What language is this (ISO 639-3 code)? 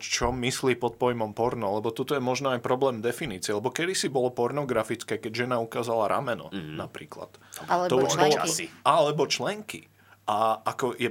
slk